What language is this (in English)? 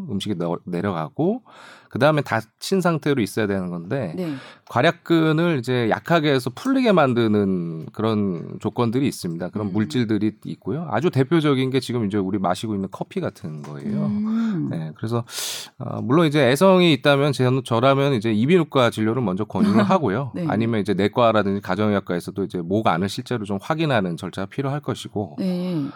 Korean